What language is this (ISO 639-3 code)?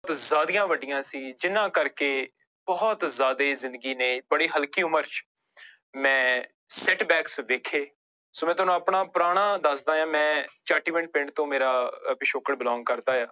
pan